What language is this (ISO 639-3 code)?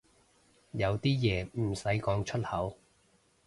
yue